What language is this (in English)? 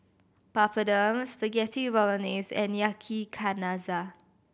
English